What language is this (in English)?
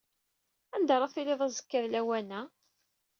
Kabyle